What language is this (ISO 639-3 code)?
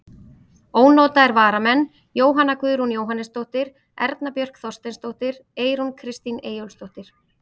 isl